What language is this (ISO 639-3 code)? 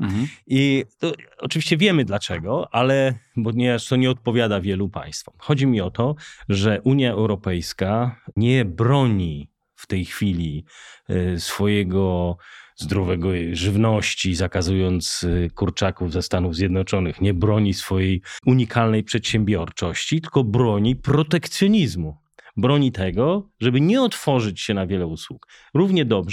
pol